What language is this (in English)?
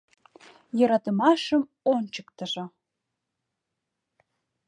Mari